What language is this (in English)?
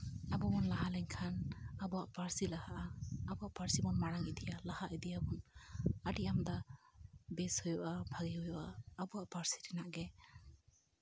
Santali